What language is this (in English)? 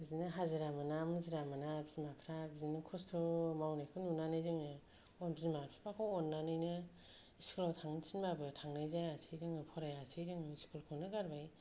Bodo